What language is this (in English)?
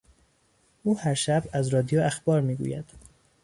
Persian